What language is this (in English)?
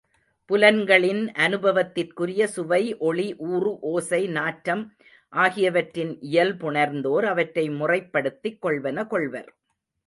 Tamil